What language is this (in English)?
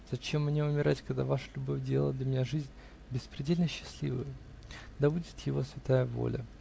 Russian